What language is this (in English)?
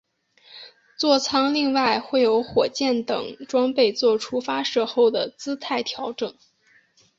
Chinese